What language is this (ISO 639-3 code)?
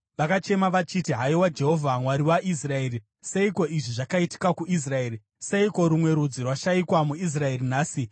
sna